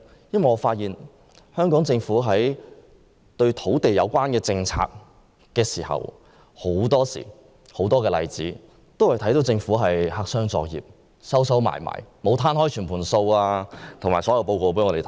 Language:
Cantonese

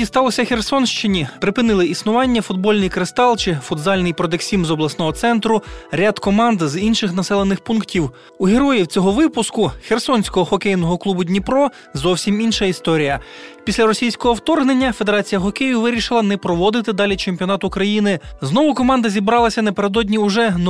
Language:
Ukrainian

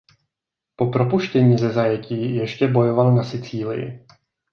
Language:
Czech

